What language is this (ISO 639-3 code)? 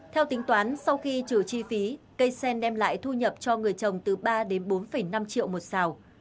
vie